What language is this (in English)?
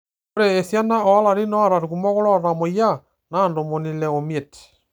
Masai